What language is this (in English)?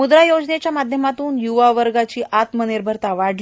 Marathi